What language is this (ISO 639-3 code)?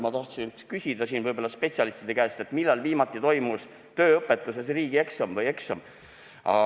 est